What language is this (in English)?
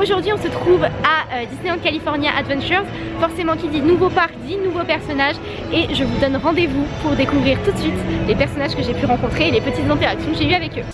French